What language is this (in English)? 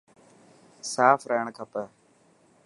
Dhatki